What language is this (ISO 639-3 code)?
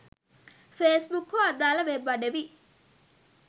sin